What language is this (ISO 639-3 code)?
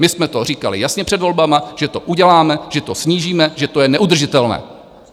ces